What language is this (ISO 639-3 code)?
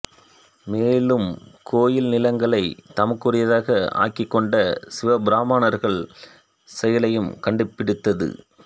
tam